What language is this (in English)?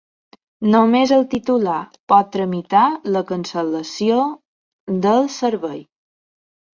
Catalan